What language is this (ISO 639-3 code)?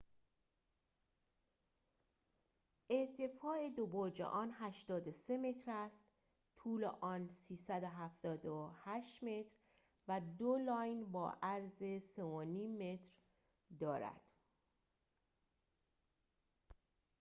fas